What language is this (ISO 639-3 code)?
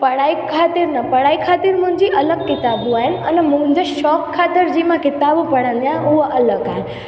snd